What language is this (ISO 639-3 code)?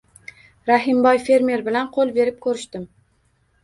uzb